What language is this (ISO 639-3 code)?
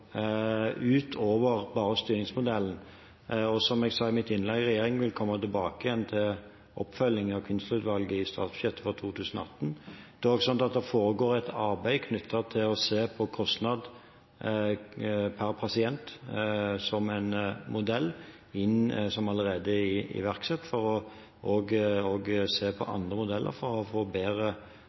nob